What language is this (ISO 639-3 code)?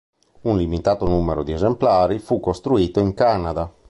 ita